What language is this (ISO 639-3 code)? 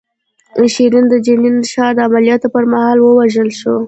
pus